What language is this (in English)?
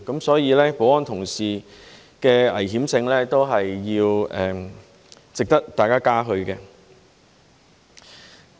Cantonese